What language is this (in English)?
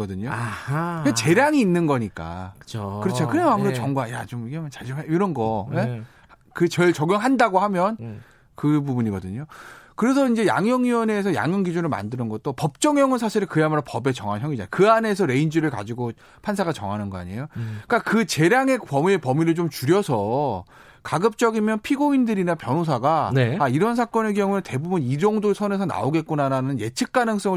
Korean